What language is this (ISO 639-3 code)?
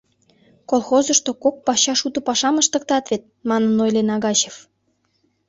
chm